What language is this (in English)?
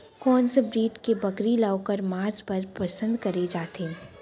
Chhattisgarhi